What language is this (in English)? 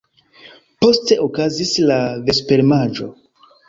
Esperanto